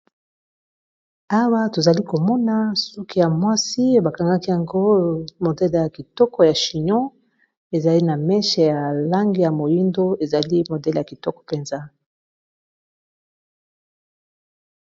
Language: Lingala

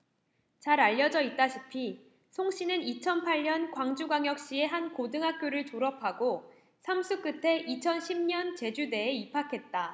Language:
Korean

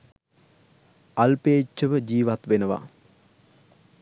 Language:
Sinhala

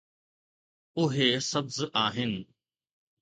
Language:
Sindhi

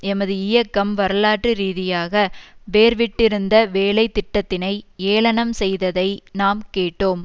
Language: Tamil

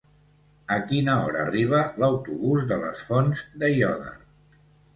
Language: Catalan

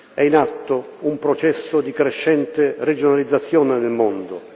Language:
Italian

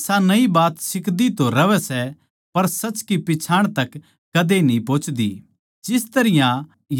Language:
Haryanvi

